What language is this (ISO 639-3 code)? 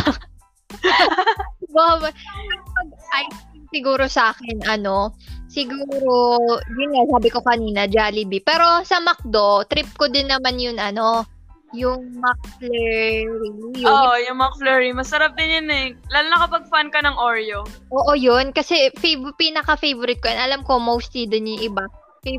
fil